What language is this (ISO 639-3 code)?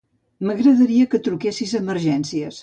cat